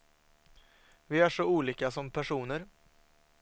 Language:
Swedish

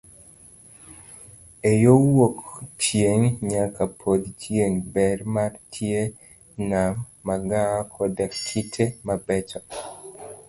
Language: Luo (Kenya and Tanzania)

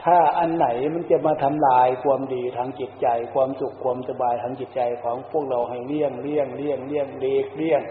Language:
Thai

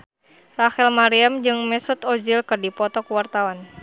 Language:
Sundanese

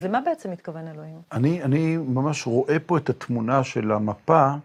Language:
Hebrew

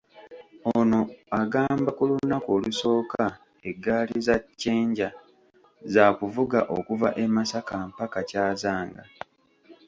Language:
Ganda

